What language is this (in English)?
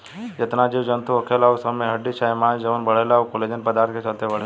Bhojpuri